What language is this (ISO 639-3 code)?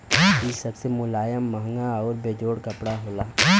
bho